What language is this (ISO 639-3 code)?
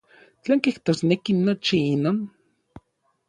nlv